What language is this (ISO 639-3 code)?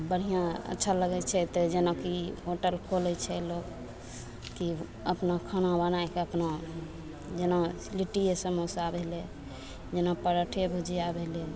mai